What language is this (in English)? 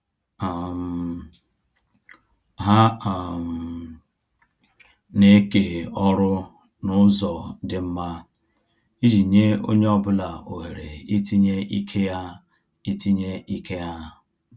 Igbo